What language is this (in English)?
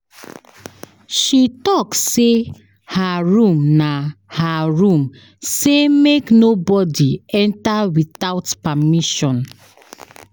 Nigerian Pidgin